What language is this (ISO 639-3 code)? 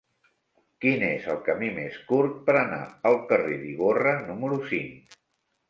cat